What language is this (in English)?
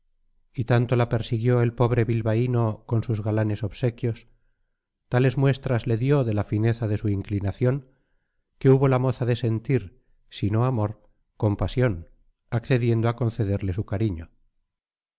Spanish